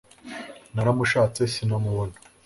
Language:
Kinyarwanda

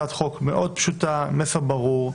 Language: Hebrew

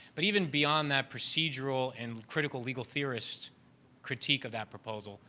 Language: English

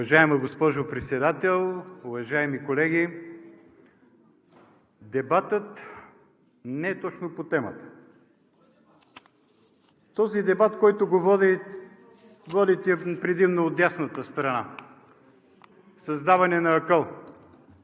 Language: Bulgarian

